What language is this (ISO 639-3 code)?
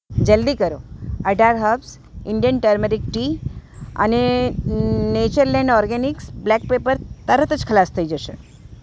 guj